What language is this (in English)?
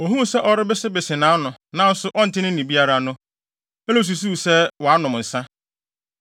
Akan